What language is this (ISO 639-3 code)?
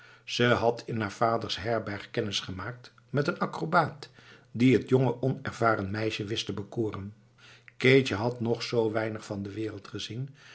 nld